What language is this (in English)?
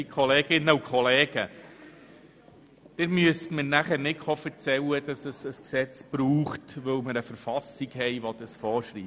Swiss German